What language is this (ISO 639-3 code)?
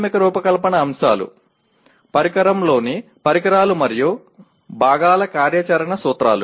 tel